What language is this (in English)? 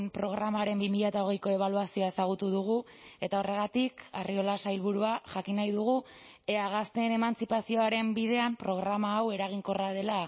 Basque